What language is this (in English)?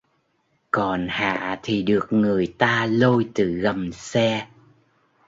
Vietnamese